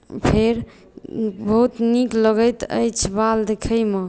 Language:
Maithili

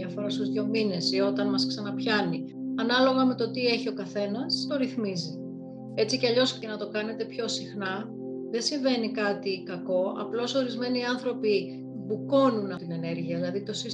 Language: Greek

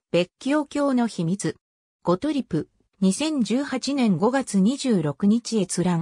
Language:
Japanese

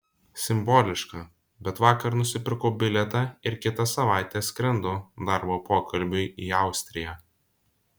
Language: Lithuanian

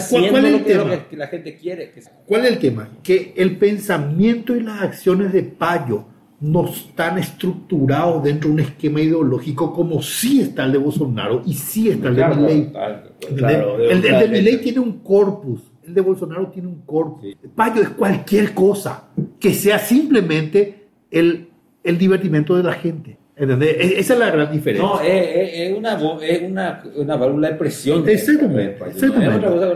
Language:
Spanish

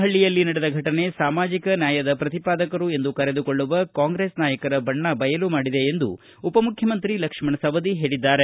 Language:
Kannada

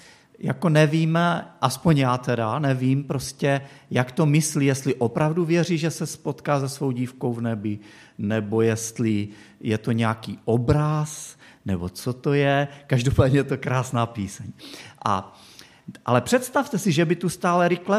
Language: Czech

